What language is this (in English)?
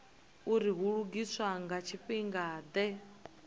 Venda